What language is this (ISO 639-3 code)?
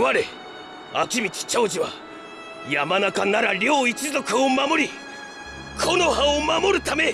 jpn